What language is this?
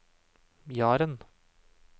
Norwegian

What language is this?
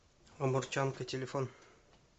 Russian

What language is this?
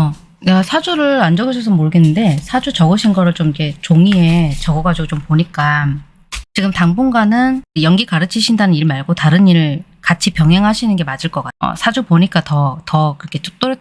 Korean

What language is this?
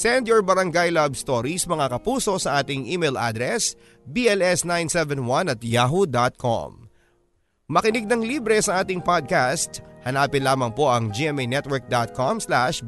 Filipino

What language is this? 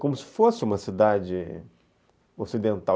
Portuguese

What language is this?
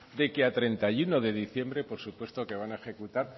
Spanish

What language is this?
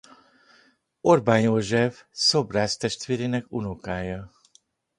Hungarian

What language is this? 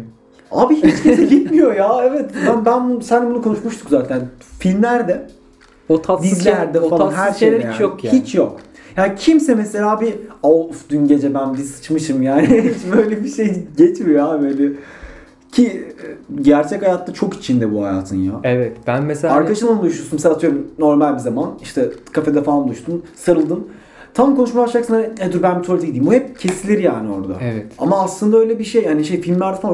Turkish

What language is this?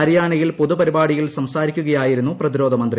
Malayalam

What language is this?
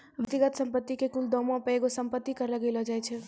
Maithili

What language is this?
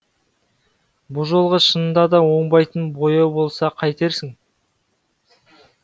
Kazakh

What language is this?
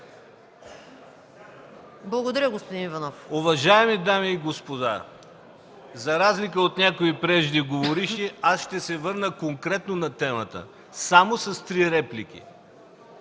Bulgarian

